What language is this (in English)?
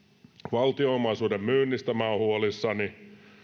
Finnish